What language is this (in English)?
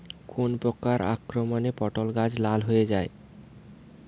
Bangla